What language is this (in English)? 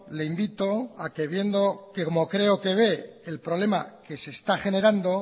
Spanish